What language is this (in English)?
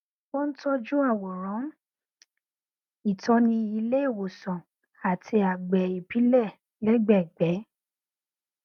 Yoruba